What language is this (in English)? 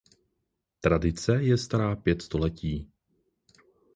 Czech